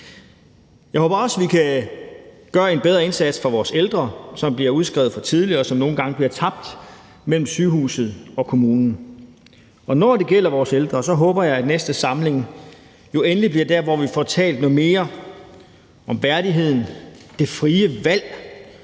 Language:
Danish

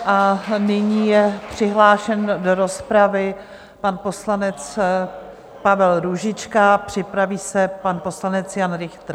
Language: Czech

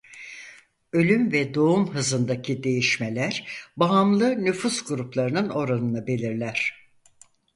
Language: Turkish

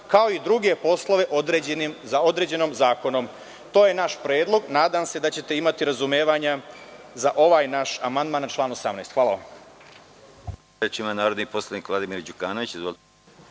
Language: Serbian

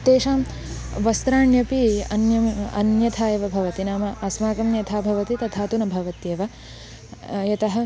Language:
Sanskrit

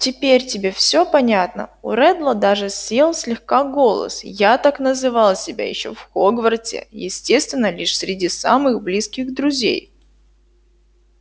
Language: Russian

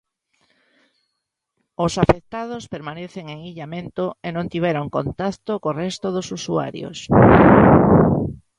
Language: Galician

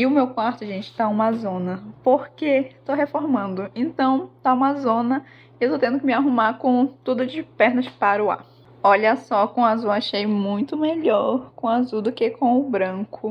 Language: Portuguese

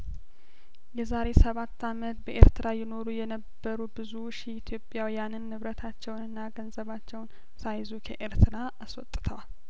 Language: Amharic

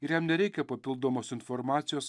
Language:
Lithuanian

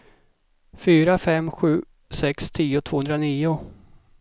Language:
Swedish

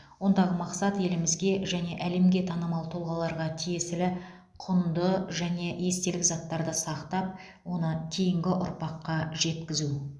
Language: Kazakh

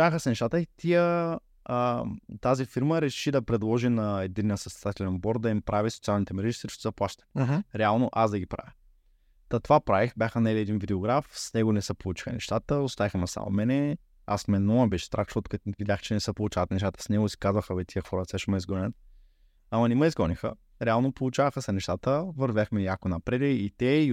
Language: Bulgarian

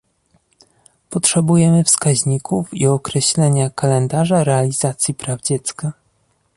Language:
Polish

